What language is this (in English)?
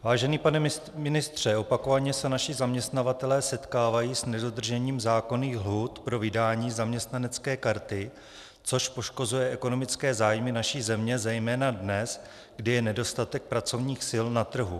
Czech